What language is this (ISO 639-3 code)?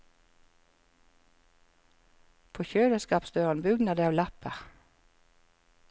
nor